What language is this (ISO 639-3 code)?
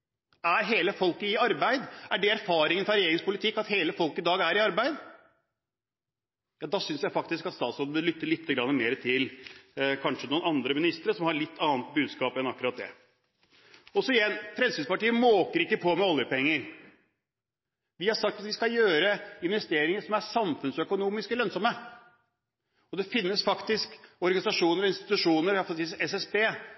nob